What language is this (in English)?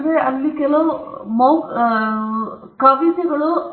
Kannada